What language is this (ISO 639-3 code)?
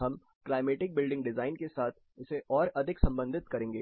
hin